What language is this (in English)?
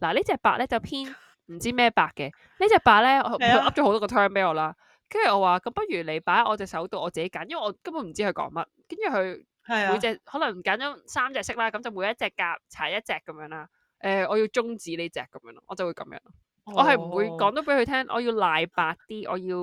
Chinese